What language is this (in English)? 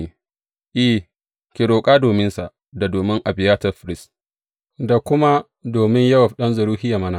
Hausa